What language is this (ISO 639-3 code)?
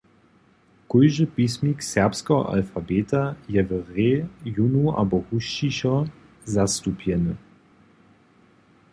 hsb